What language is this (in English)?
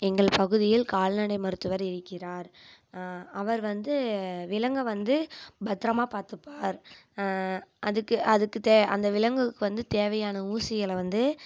Tamil